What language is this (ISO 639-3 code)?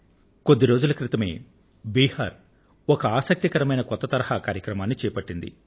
tel